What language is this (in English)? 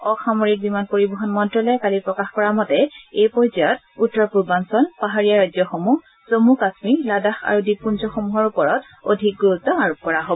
Assamese